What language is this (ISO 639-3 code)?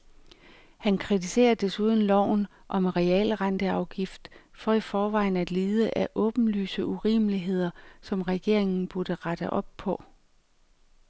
dan